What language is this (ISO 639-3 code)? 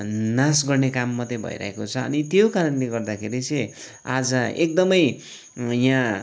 nep